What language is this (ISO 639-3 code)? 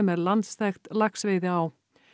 isl